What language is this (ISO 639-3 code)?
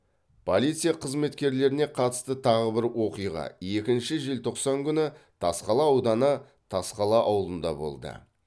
kaz